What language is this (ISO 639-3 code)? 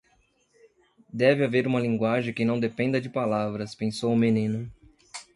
por